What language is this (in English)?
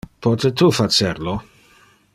Interlingua